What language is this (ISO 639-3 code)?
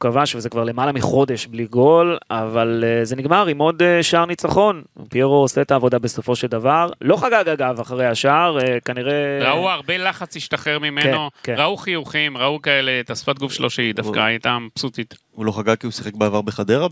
heb